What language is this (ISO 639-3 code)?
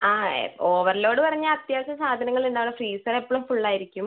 mal